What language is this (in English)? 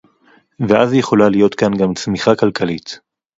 Hebrew